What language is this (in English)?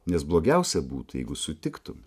Lithuanian